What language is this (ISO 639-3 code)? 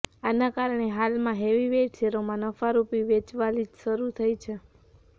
guj